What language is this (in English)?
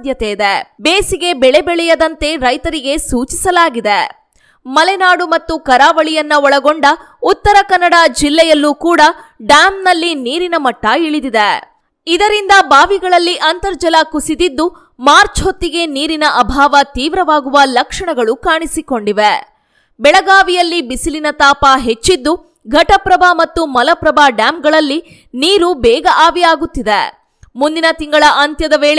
Kannada